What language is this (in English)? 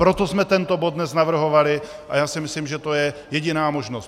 Czech